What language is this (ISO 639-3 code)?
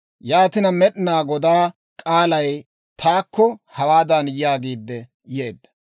dwr